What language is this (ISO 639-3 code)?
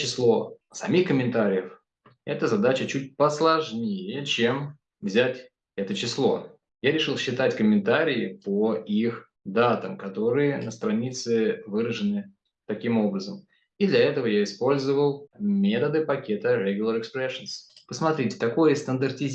rus